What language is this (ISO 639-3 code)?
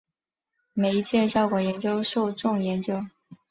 zho